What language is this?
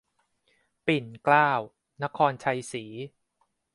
Thai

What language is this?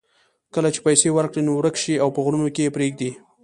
Pashto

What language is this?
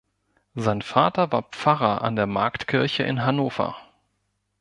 German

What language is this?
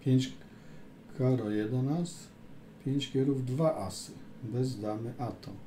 Polish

